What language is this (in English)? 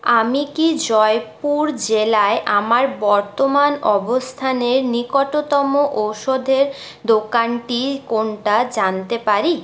Bangla